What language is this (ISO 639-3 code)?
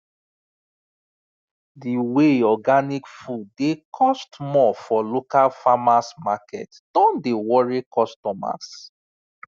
pcm